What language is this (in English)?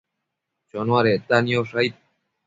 Matsés